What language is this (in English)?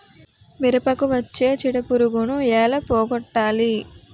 Telugu